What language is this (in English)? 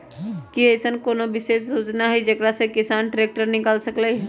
Magahi